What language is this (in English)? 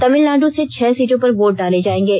Hindi